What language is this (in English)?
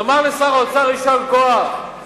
Hebrew